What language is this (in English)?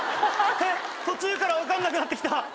Japanese